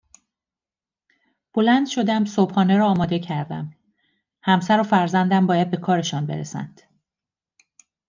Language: Persian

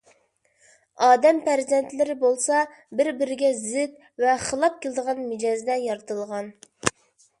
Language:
Uyghur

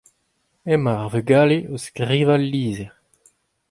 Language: Breton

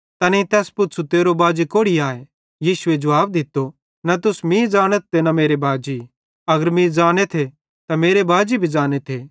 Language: Bhadrawahi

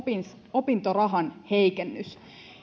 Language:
Finnish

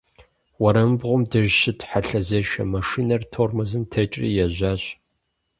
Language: Kabardian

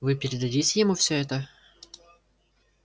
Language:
Russian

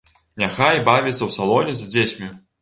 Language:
Belarusian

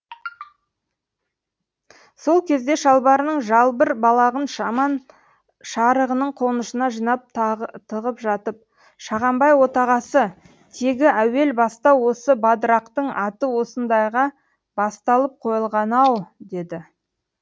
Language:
Kazakh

